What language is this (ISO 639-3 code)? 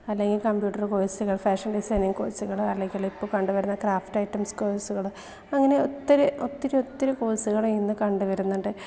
mal